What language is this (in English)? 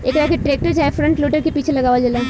Bhojpuri